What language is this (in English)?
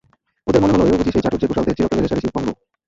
Bangla